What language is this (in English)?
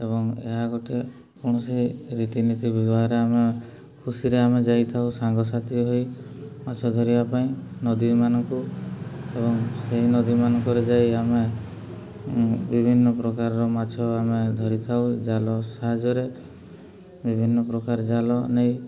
Odia